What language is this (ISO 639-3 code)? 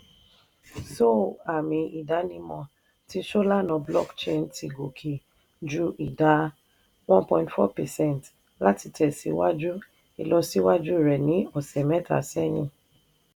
yor